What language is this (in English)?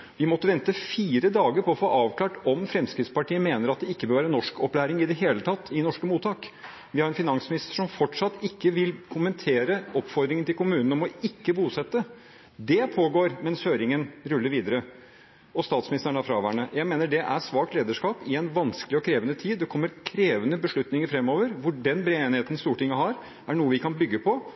Norwegian Bokmål